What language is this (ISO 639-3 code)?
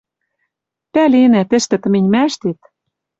mrj